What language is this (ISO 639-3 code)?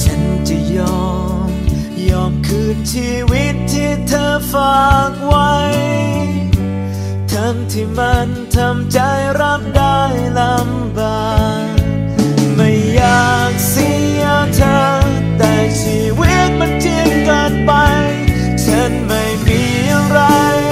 tha